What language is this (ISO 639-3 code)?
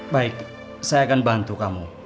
ind